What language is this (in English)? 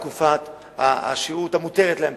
Hebrew